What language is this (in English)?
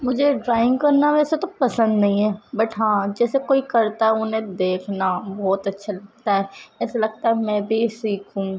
Urdu